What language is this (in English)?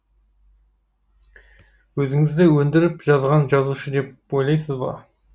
Kazakh